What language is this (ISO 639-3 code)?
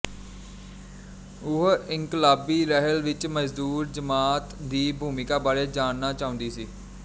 pan